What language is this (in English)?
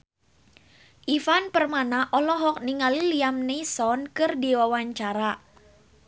Sundanese